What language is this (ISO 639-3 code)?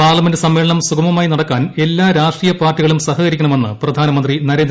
mal